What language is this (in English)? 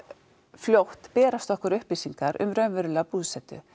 Icelandic